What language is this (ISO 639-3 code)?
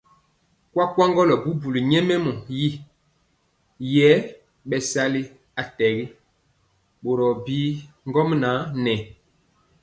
mcx